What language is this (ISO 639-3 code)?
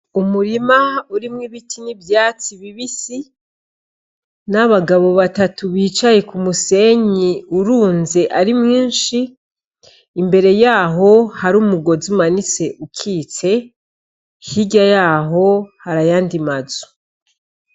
run